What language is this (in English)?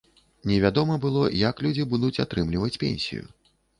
Belarusian